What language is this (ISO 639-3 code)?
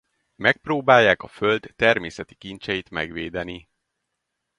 hun